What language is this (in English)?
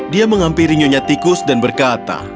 Indonesian